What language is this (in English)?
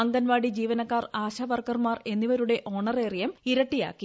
Malayalam